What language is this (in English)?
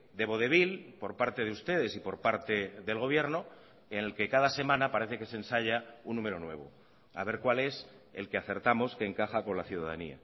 Spanish